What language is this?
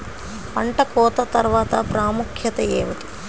Telugu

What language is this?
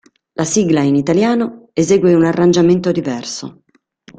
Italian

